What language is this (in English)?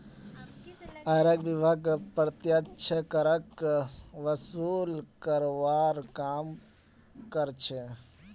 Magahi